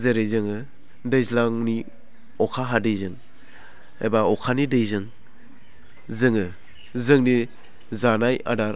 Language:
Bodo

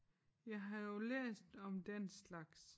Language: Danish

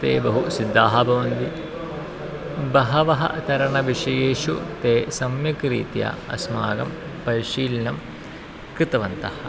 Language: Sanskrit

